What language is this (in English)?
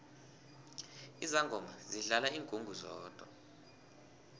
South Ndebele